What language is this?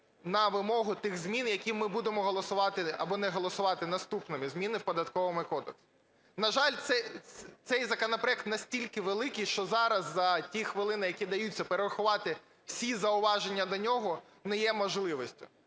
Ukrainian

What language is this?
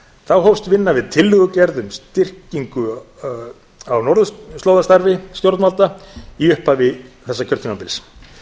Icelandic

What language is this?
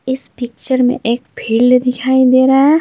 Hindi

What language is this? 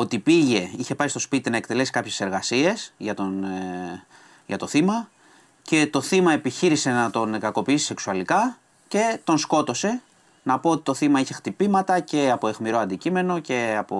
Greek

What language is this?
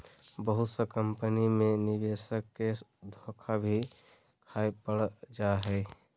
Magahi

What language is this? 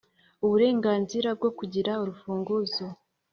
Kinyarwanda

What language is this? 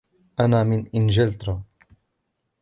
Arabic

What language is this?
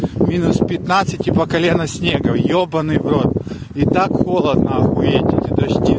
Russian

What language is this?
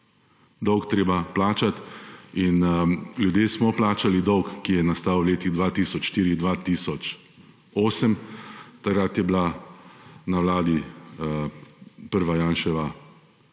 Slovenian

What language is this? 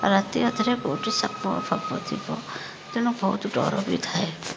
Odia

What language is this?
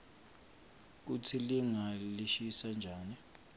Swati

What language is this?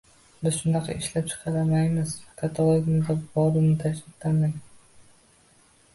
Uzbek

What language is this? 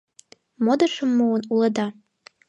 Mari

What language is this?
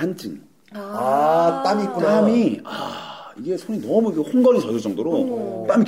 Korean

